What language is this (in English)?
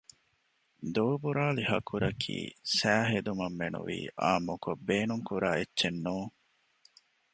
Divehi